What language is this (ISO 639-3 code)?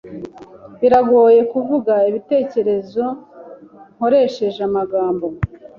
kin